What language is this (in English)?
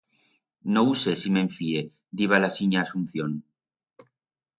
Aragonese